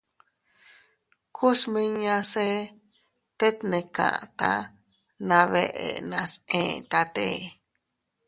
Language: Teutila Cuicatec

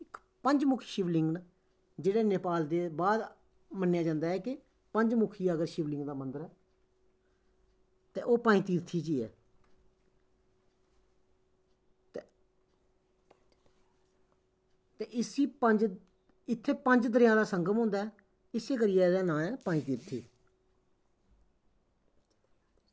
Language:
Dogri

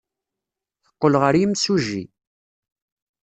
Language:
Kabyle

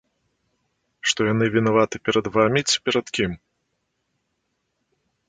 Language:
Belarusian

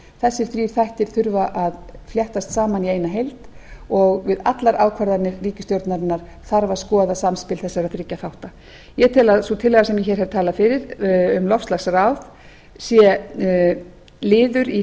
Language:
Icelandic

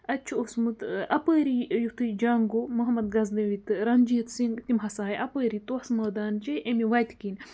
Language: Kashmiri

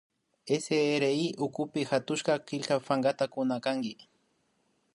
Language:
Imbabura Highland Quichua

